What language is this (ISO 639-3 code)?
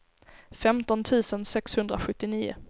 swe